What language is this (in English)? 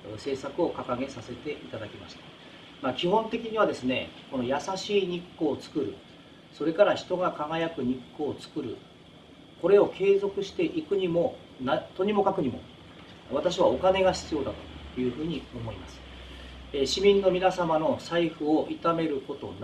Japanese